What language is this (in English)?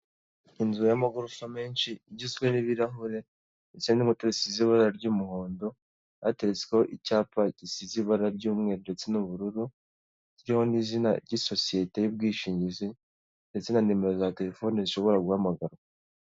Kinyarwanda